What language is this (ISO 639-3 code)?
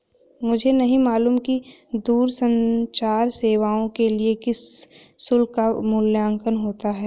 hin